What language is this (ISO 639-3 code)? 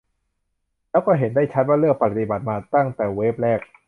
tha